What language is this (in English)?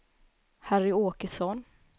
Swedish